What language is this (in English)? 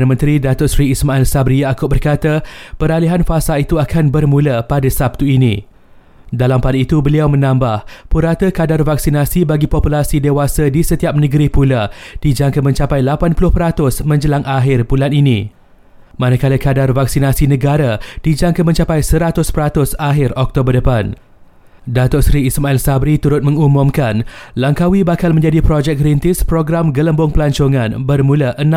Malay